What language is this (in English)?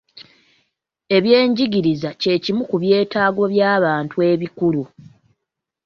Ganda